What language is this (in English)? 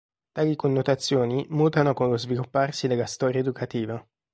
Italian